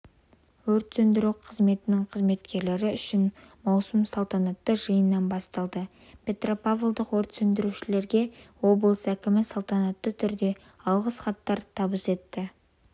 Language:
Kazakh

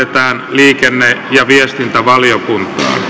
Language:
Finnish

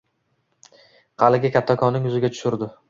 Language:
Uzbek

